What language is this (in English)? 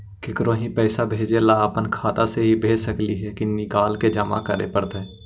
Magahi